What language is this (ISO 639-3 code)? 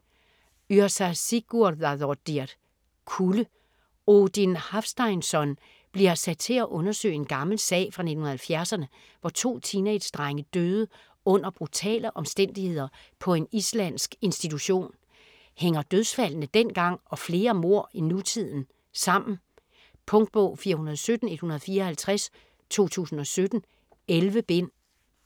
dan